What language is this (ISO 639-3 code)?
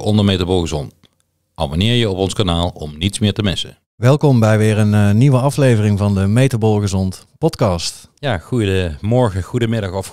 nld